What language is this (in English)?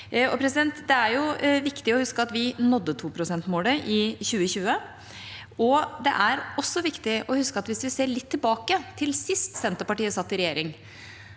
Norwegian